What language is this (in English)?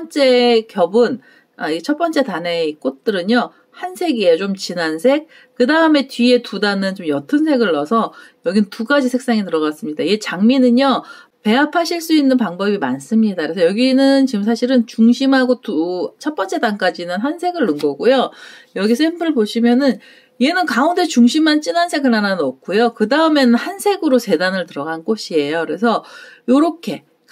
Korean